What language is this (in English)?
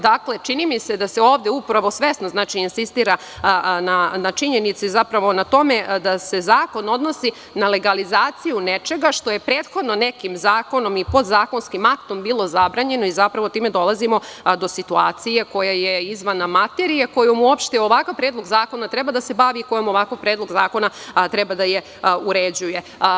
Serbian